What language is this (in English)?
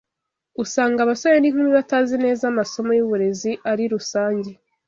Kinyarwanda